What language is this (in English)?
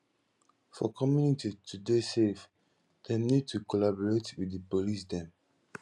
Nigerian Pidgin